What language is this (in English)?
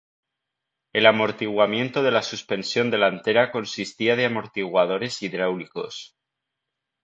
Spanish